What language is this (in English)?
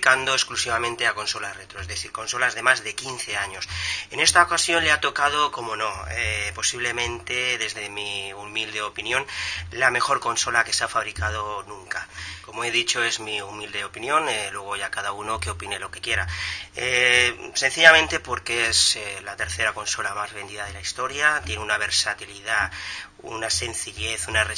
Spanish